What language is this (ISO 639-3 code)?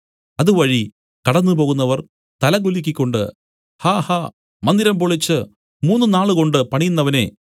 mal